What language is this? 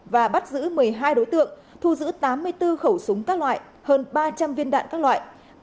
Vietnamese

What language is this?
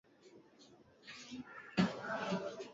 Swahili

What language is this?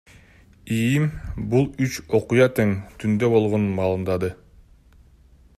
Kyrgyz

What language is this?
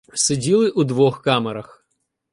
Ukrainian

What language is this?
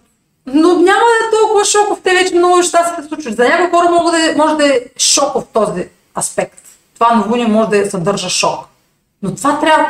Bulgarian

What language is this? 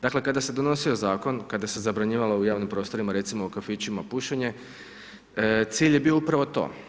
Croatian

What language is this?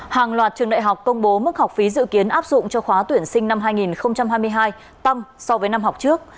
Vietnamese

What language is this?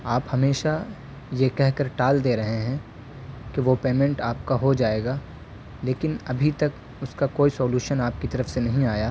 Urdu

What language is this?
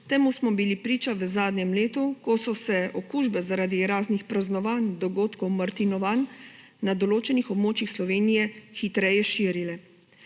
Slovenian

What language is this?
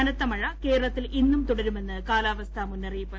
Malayalam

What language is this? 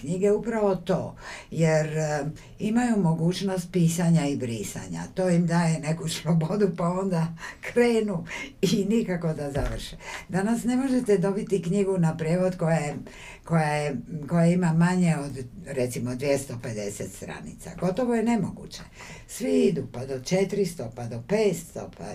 Croatian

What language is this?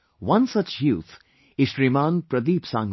English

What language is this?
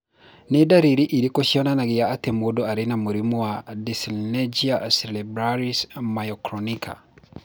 Kikuyu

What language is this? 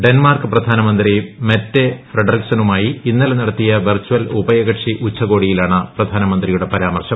Malayalam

